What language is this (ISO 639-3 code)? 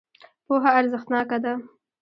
pus